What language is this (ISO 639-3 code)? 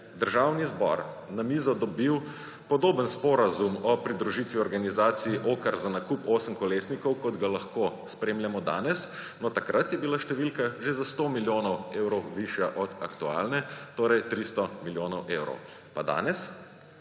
slv